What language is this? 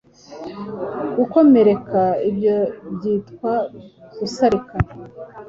Kinyarwanda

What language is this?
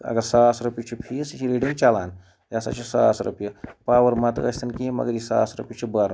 Kashmiri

